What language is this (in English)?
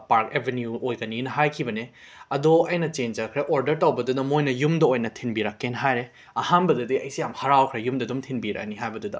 Manipuri